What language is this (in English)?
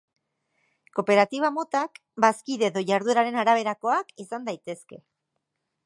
Basque